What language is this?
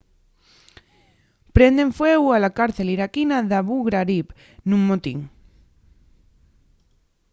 Asturian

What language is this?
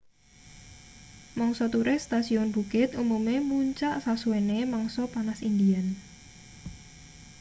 Javanese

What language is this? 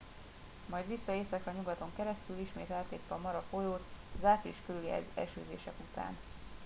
Hungarian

